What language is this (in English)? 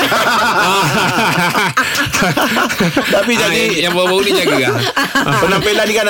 Malay